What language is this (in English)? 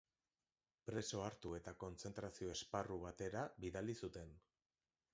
Basque